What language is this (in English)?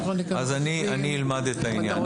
Hebrew